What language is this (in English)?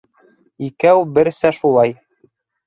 Bashkir